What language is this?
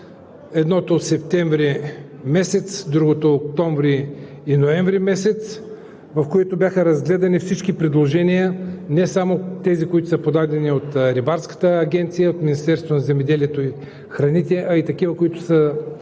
Bulgarian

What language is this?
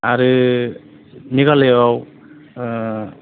Bodo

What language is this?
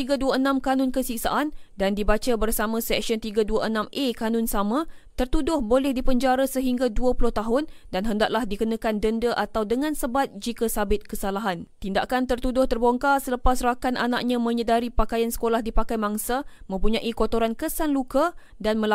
Malay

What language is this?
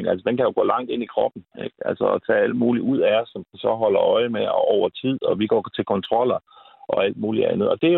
Danish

